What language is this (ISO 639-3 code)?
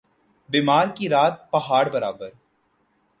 urd